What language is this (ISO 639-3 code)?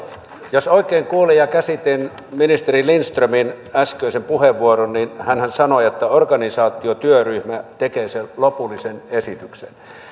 fin